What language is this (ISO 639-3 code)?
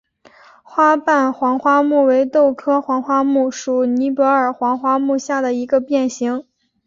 zho